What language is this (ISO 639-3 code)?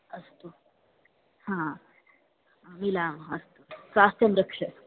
san